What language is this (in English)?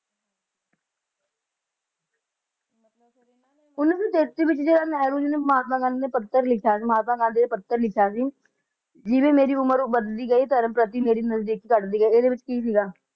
Punjabi